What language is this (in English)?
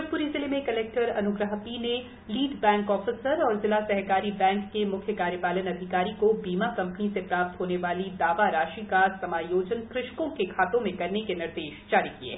Hindi